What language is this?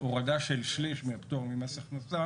Hebrew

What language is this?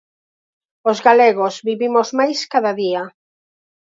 Galician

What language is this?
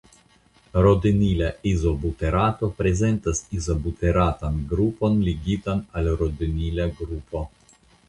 Esperanto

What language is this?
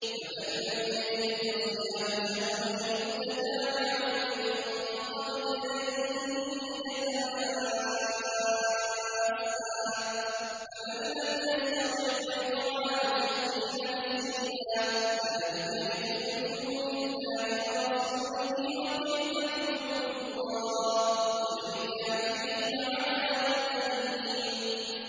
Arabic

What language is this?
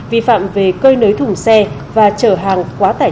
Vietnamese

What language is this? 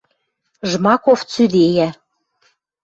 Western Mari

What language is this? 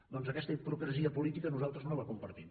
Catalan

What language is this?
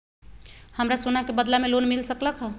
Magahi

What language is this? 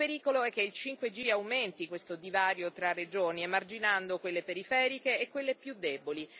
Italian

